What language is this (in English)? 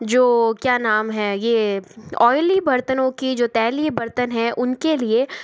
Hindi